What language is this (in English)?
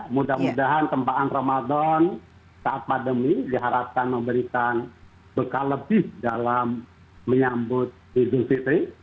Indonesian